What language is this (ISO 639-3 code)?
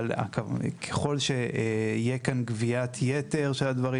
heb